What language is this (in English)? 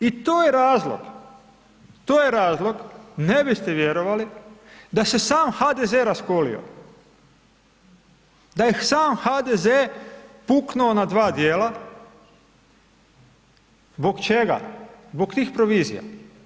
Croatian